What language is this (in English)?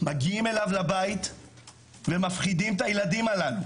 Hebrew